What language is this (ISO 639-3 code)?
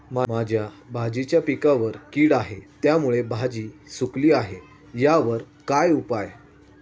mar